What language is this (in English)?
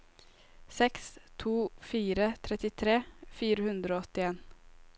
Norwegian